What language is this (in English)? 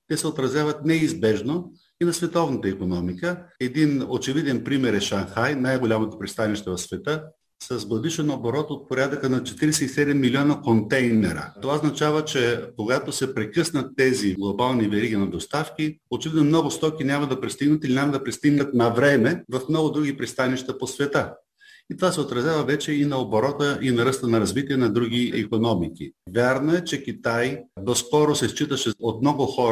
Bulgarian